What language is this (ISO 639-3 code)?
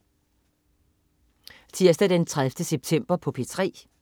dan